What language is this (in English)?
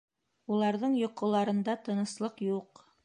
Bashkir